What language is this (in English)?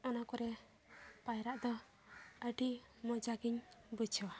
Santali